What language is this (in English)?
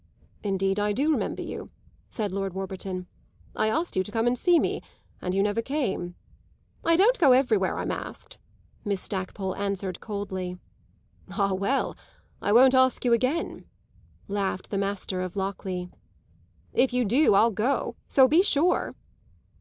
English